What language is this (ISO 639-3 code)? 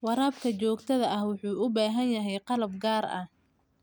som